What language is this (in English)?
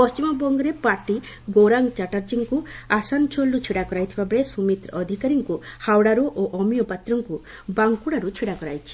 Odia